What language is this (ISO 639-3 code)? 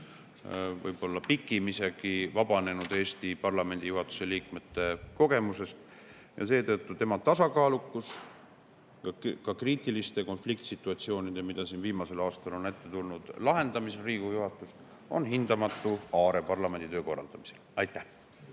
est